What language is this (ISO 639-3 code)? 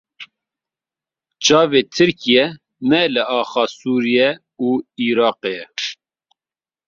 kur